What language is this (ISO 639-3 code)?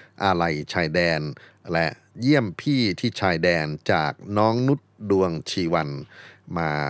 tha